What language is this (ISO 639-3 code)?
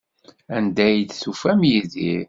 kab